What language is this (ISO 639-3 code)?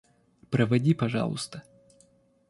rus